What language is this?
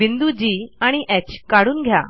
Marathi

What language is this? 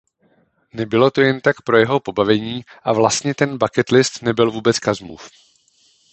Czech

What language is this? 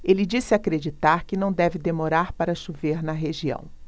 Portuguese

